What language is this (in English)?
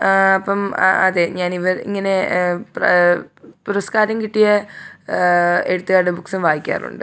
Malayalam